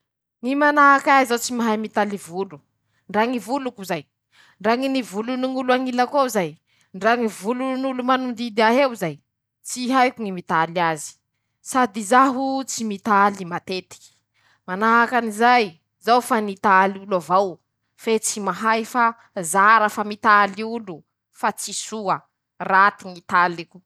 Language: Masikoro Malagasy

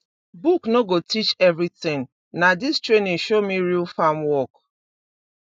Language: Nigerian Pidgin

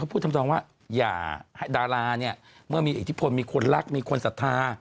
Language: Thai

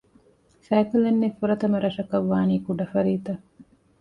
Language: Divehi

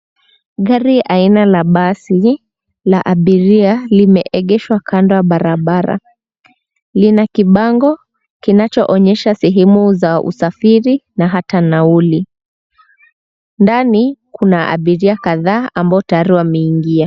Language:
Swahili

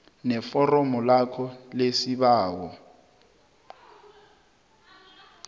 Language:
South Ndebele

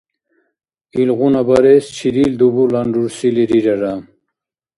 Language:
Dargwa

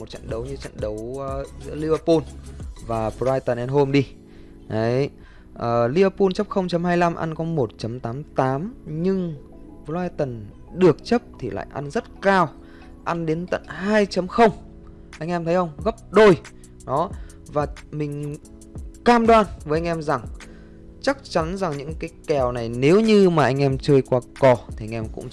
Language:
Vietnamese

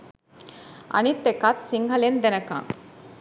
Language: Sinhala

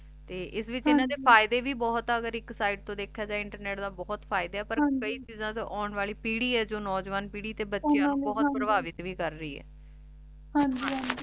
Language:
Punjabi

